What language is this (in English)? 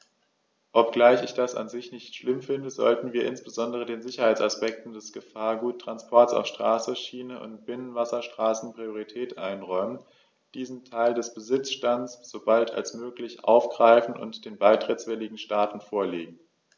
German